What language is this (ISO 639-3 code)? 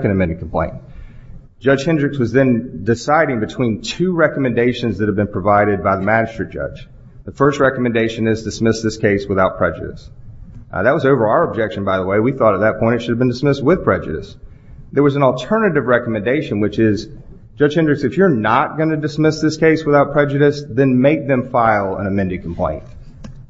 eng